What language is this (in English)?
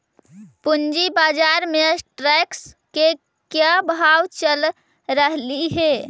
Magahi